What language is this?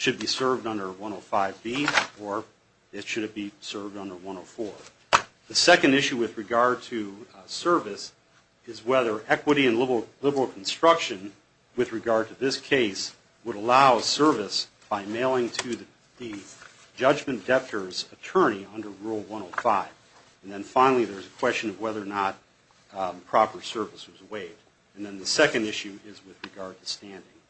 English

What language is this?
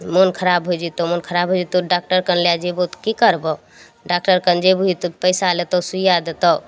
Maithili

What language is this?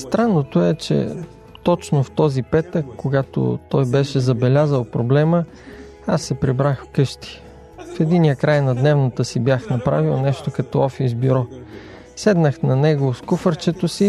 Bulgarian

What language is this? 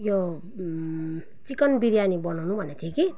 Nepali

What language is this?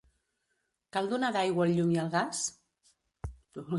Catalan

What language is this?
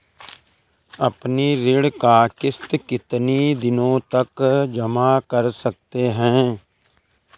Hindi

